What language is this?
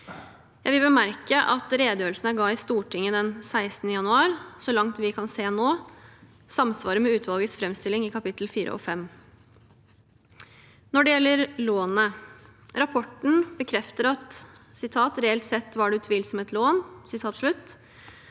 Norwegian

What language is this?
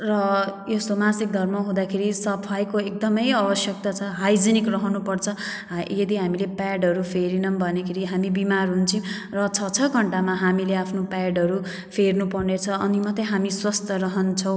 Nepali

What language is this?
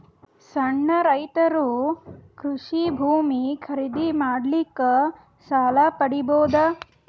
Kannada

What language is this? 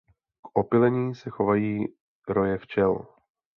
Czech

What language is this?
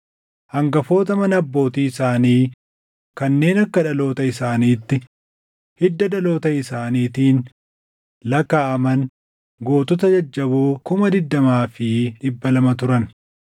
Oromo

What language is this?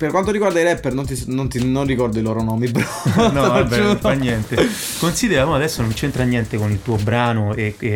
Italian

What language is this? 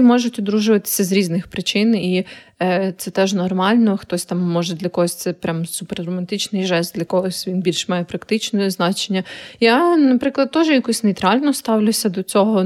Ukrainian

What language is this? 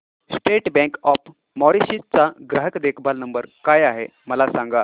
Marathi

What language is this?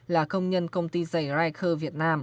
Vietnamese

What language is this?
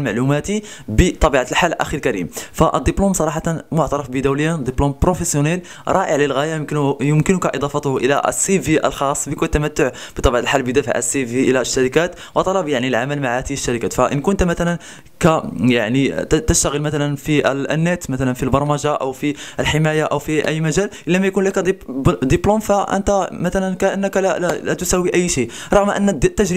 Arabic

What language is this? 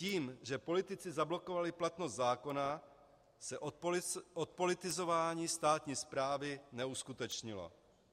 Czech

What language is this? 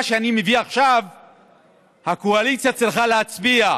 Hebrew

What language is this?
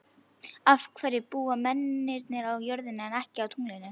Icelandic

